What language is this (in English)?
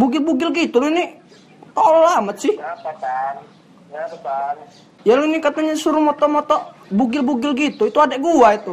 Indonesian